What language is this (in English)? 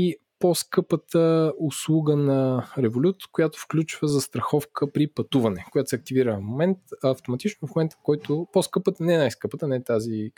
Bulgarian